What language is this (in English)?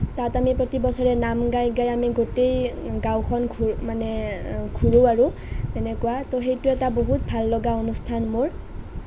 Assamese